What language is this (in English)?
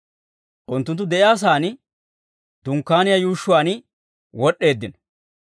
Dawro